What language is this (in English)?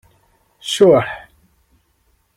Kabyle